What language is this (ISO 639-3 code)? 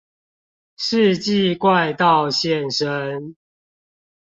zho